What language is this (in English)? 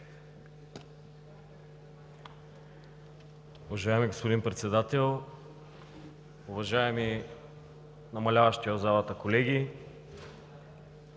Bulgarian